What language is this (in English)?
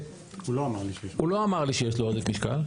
Hebrew